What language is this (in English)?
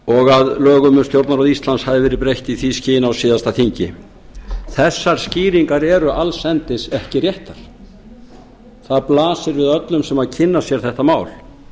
Icelandic